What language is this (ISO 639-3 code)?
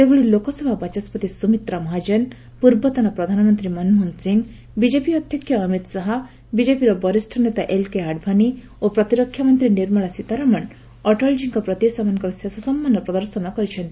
ori